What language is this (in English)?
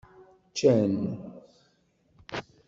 Kabyle